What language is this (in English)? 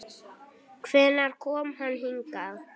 Icelandic